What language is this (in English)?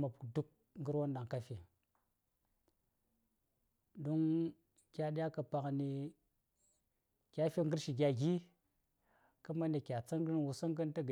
Saya